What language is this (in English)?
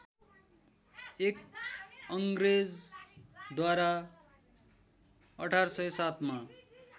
Nepali